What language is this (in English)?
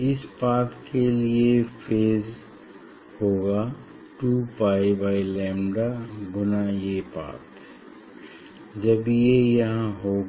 Hindi